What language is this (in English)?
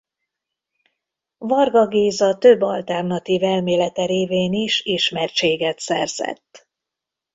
Hungarian